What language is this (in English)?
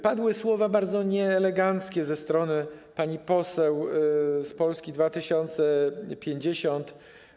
Polish